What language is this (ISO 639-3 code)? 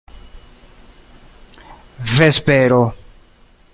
epo